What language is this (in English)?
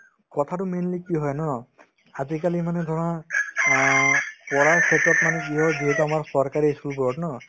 Assamese